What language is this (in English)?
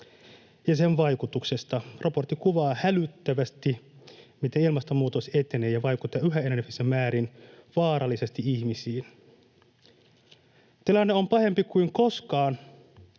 Finnish